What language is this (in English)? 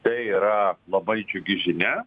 Lithuanian